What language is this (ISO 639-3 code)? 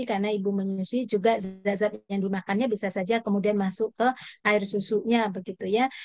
ind